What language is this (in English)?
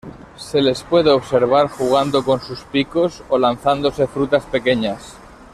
Spanish